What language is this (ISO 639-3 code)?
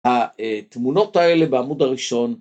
heb